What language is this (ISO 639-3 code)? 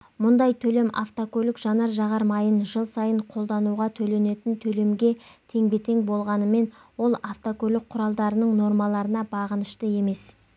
kaz